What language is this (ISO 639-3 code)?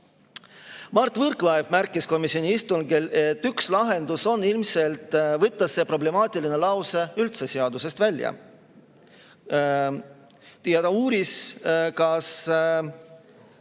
est